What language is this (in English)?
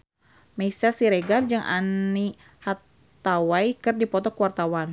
Sundanese